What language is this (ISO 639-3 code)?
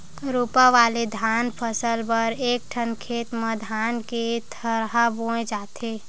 hne